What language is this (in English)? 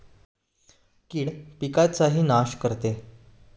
Marathi